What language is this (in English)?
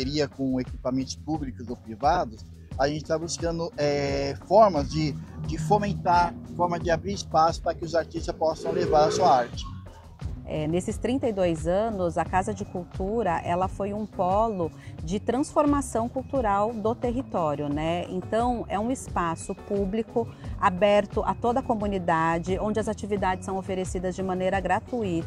Portuguese